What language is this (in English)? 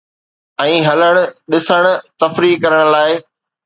Sindhi